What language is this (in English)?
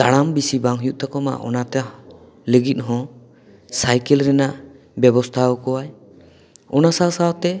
Santali